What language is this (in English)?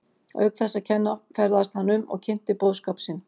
Icelandic